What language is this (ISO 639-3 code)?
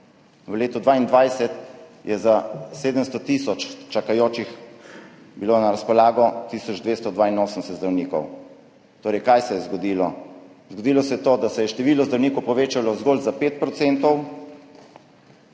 slv